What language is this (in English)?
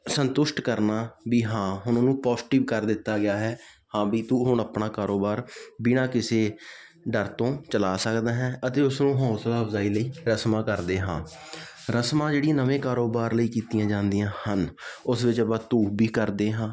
Punjabi